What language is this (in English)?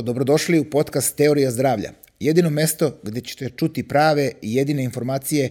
Croatian